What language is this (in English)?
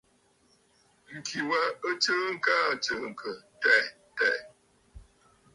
Bafut